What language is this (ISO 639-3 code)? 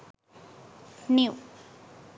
sin